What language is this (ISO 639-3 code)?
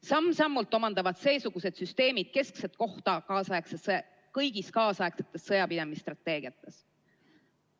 est